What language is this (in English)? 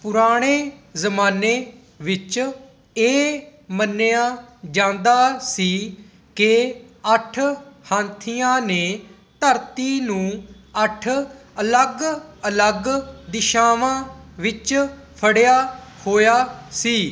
Punjabi